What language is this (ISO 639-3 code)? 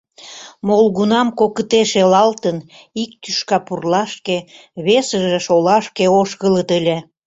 chm